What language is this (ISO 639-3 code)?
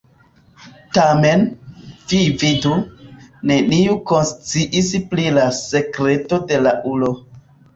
epo